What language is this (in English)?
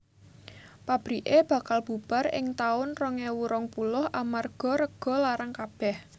Javanese